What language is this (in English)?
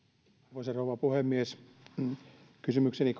Finnish